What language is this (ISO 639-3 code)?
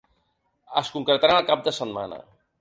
cat